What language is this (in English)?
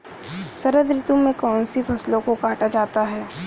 Hindi